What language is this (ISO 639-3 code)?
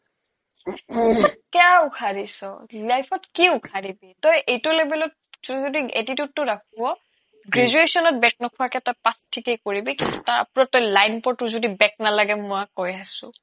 asm